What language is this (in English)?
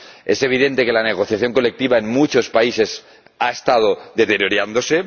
Spanish